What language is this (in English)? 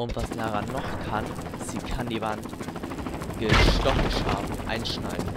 German